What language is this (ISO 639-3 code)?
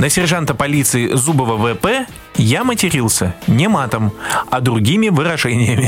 rus